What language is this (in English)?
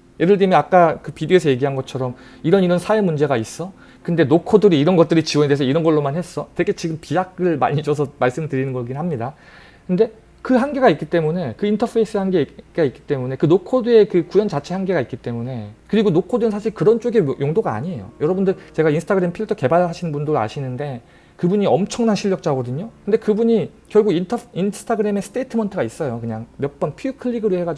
Korean